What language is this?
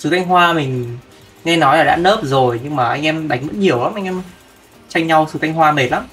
Vietnamese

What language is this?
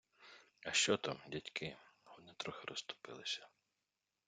Ukrainian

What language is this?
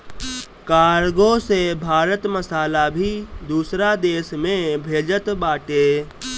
Bhojpuri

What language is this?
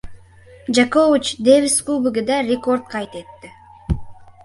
Uzbek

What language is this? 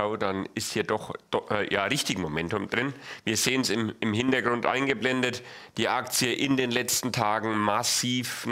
German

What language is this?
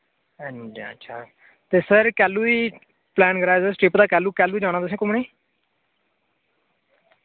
Dogri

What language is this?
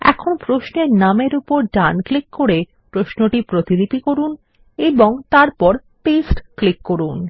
Bangla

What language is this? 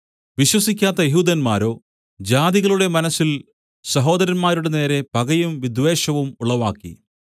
Malayalam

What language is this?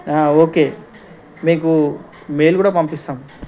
Telugu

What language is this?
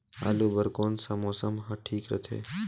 Chhattisgarhi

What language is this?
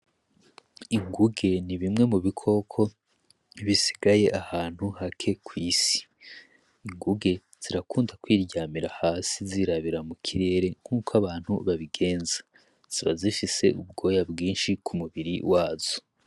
Rundi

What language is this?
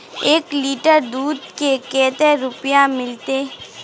Magahi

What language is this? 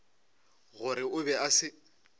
Northern Sotho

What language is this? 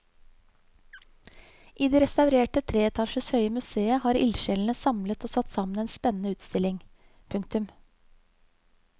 Norwegian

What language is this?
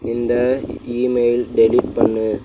Tamil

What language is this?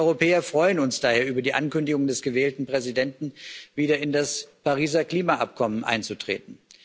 German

